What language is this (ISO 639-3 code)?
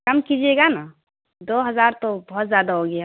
urd